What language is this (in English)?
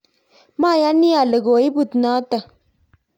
Kalenjin